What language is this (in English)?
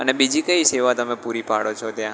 Gujarati